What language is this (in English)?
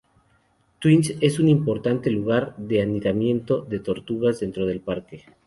Spanish